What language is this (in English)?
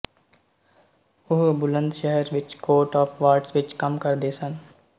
Punjabi